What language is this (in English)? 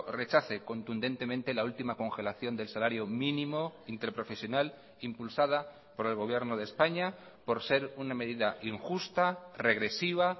Spanish